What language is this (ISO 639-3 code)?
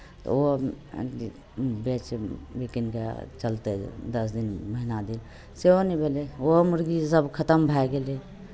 mai